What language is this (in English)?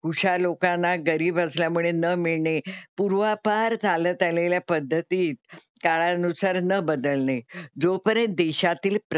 Marathi